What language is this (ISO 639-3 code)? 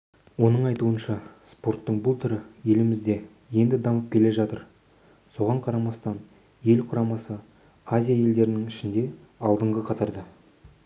kaz